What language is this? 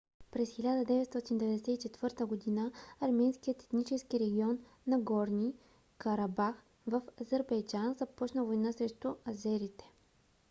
Bulgarian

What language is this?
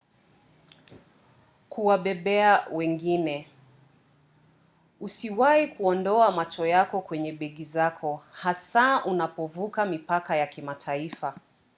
Swahili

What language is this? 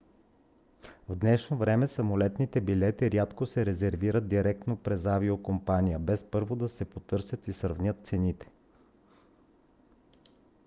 Bulgarian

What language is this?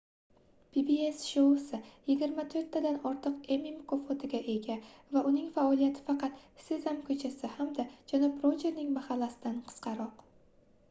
Uzbek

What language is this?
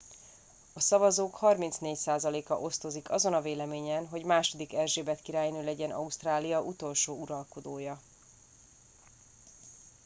Hungarian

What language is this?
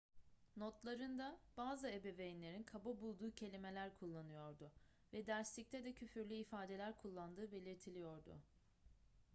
Turkish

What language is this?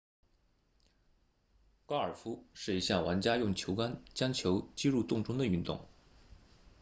Chinese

